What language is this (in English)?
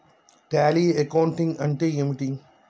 Telugu